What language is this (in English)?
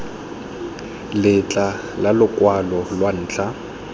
Tswana